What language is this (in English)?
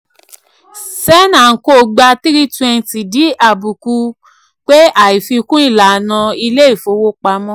Yoruba